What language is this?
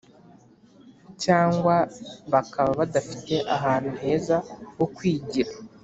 Kinyarwanda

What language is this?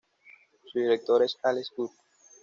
Spanish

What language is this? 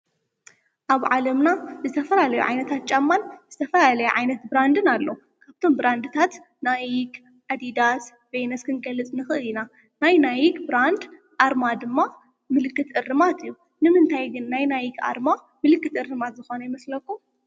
Tigrinya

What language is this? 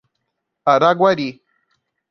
Portuguese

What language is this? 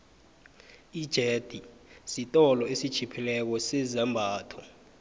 South Ndebele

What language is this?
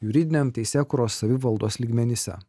Lithuanian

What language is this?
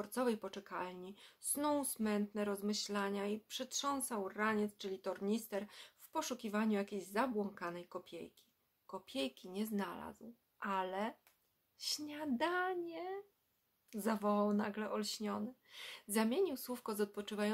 Polish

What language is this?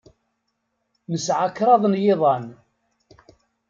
Kabyle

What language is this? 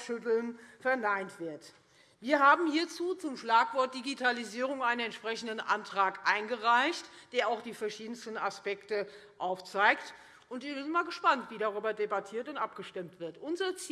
German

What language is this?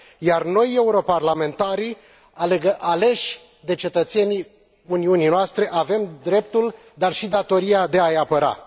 Romanian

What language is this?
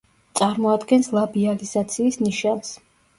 Georgian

